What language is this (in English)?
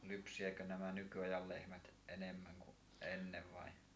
Finnish